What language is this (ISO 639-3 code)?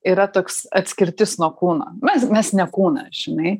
lit